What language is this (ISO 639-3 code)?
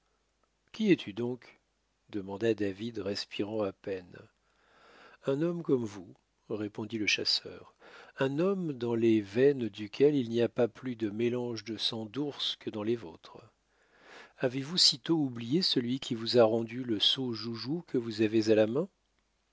fra